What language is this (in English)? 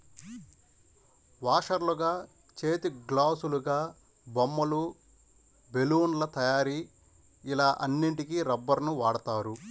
Telugu